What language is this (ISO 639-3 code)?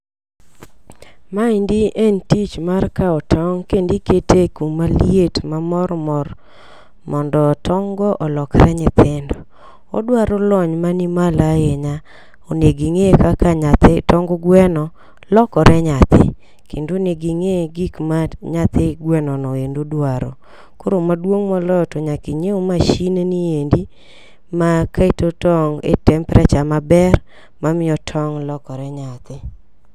luo